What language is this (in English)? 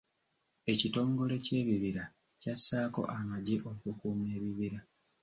Ganda